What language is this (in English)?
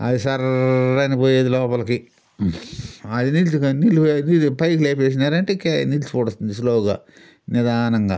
Telugu